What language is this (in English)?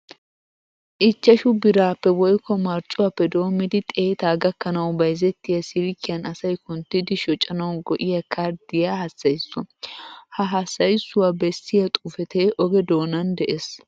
Wolaytta